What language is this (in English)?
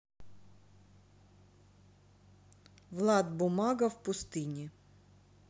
Russian